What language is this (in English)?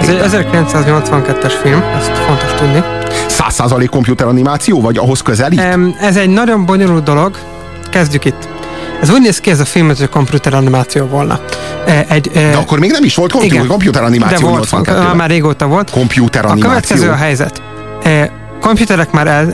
Hungarian